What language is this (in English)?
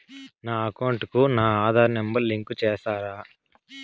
Telugu